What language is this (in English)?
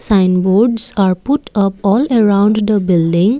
English